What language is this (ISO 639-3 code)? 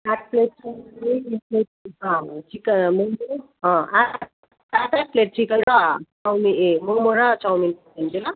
nep